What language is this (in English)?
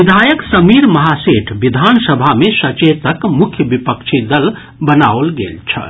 Maithili